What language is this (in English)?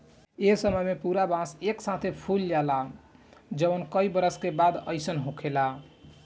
Bhojpuri